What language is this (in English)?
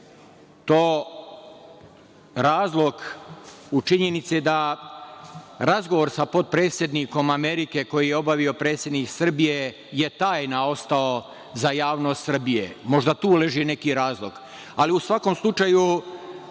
Serbian